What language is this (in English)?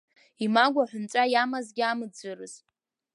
Abkhazian